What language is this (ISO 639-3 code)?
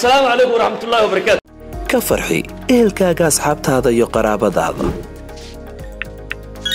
ara